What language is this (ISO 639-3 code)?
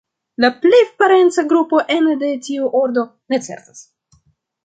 epo